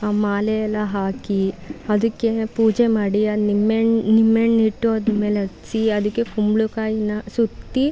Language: Kannada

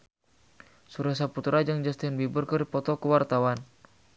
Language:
Sundanese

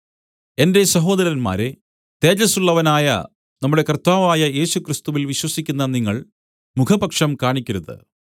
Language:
Malayalam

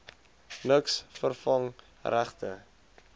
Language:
Afrikaans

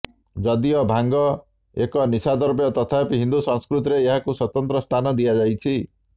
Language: Odia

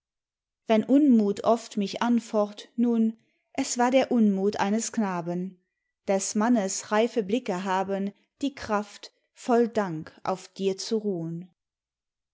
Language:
German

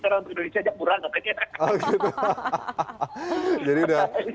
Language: Indonesian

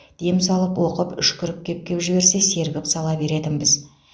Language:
Kazakh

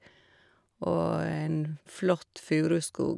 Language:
Norwegian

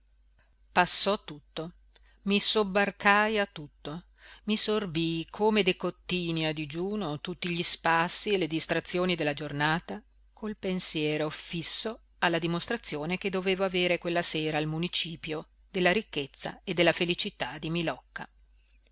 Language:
Italian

